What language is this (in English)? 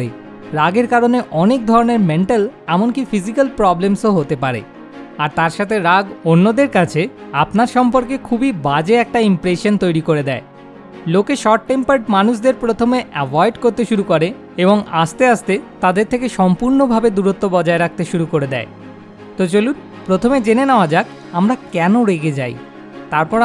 Bangla